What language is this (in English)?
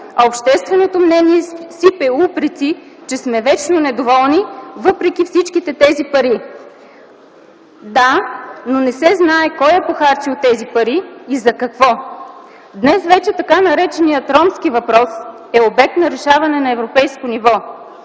Bulgarian